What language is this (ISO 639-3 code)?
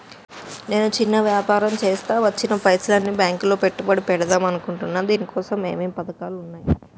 tel